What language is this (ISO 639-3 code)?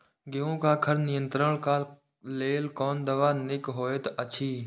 mai